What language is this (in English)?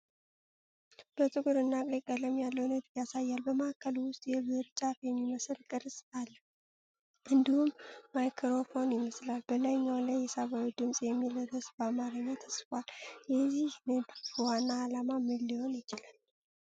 Amharic